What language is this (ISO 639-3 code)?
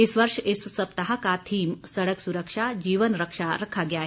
hin